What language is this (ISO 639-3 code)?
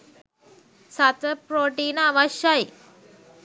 sin